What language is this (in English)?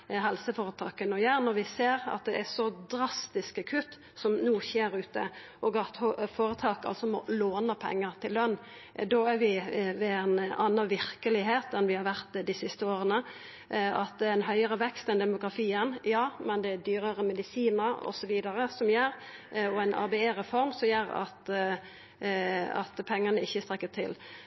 Norwegian Nynorsk